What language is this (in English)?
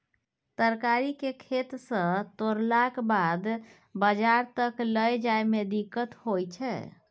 Maithili